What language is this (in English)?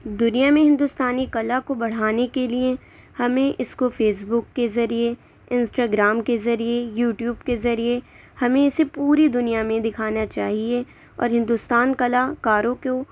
Urdu